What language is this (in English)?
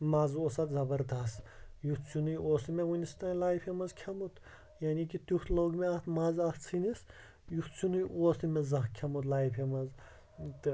Kashmiri